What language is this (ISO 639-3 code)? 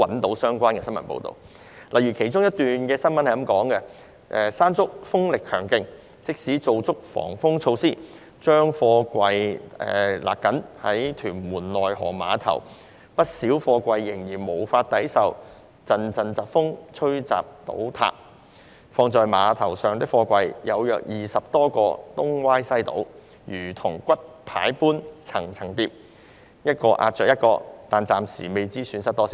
yue